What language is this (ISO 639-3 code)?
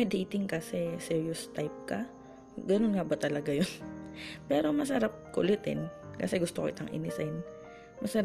fil